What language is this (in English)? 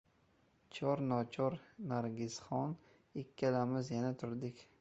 Uzbek